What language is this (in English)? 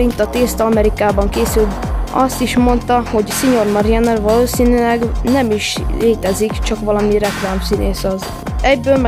Hungarian